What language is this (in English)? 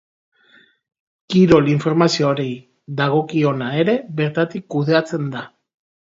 Basque